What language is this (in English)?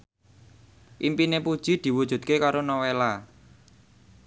Javanese